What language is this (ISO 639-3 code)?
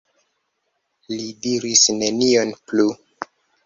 epo